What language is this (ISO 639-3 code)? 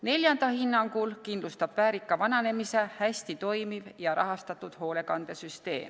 est